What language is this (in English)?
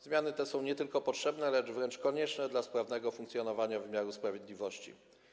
Polish